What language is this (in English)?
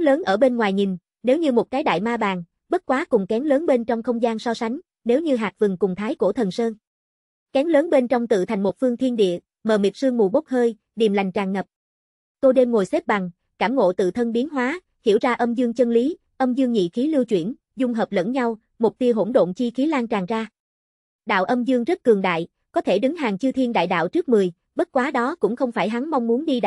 Vietnamese